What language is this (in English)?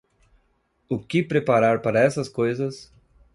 Portuguese